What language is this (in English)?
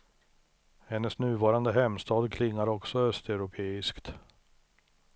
Swedish